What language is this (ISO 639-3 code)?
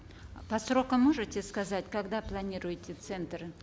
kaz